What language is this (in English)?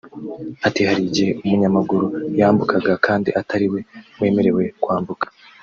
Kinyarwanda